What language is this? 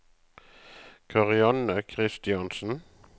Norwegian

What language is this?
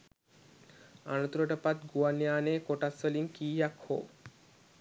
Sinhala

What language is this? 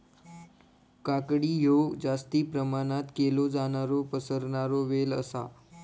Marathi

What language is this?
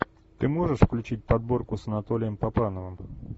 Russian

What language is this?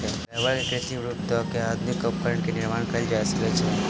Maithili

